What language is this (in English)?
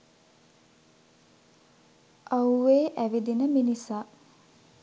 Sinhala